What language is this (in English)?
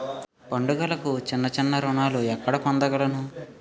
Telugu